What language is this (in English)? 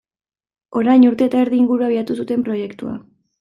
Basque